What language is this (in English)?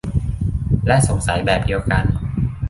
Thai